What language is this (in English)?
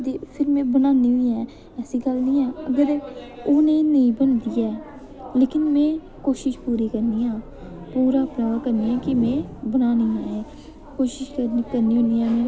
Dogri